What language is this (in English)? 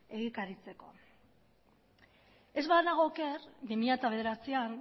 Basque